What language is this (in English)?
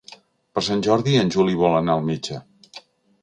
Catalan